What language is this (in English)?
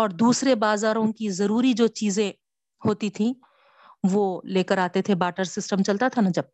Urdu